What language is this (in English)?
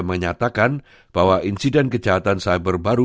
Indonesian